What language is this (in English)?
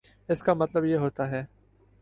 Urdu